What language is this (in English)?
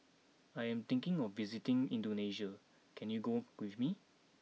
English